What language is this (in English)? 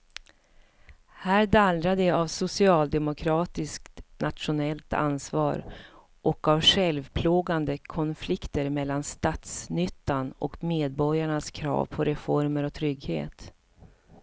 Swedish